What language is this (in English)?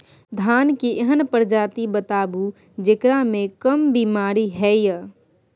Maithili